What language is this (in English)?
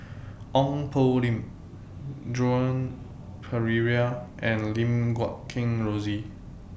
English